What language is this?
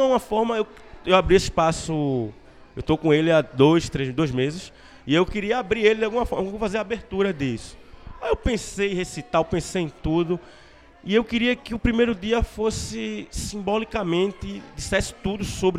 Portuguese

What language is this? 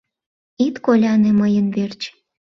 Mari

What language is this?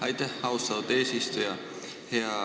Estonian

